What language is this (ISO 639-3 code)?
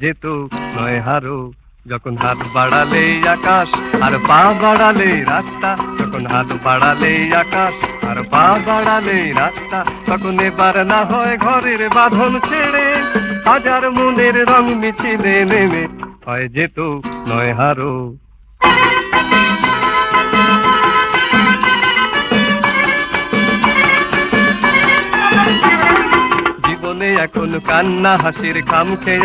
hin